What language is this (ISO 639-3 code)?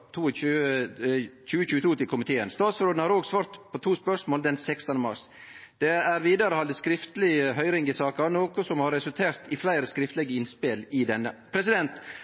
nno